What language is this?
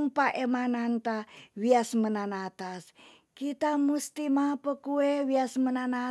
Tonsea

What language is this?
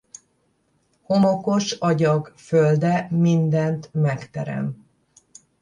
Hungarian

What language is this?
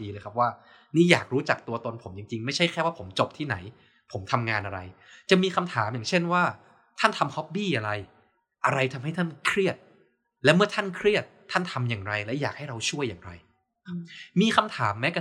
Thai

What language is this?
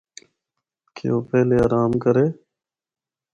Northern Hindko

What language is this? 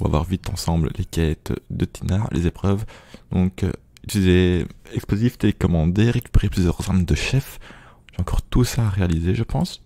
French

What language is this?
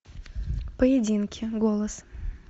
Russian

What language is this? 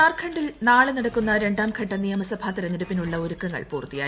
Malayalam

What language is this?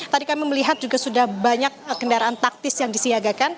Indonesian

